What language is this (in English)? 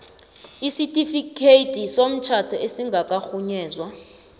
South Ndebele